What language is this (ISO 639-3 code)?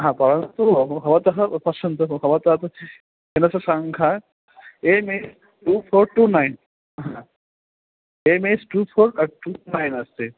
san